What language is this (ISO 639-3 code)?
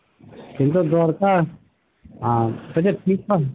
ben